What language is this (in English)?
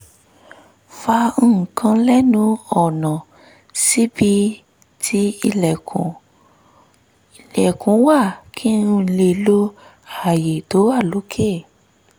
Yoruba